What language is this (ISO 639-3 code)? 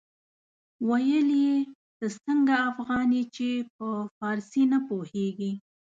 pus